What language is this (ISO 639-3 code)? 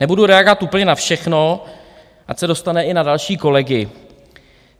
ces